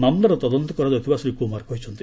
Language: Odia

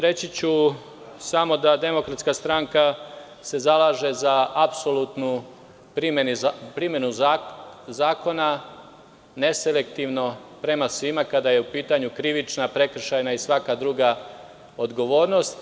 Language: Serbian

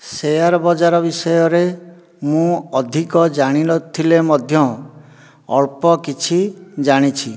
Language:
Odia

